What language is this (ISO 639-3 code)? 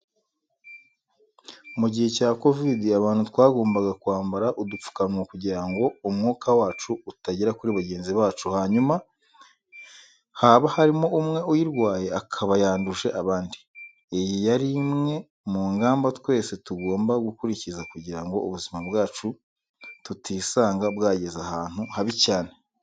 kin